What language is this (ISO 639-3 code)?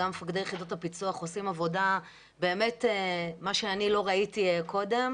heb